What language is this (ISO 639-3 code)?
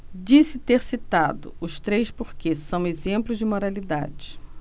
por